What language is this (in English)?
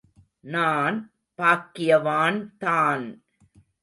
Tamil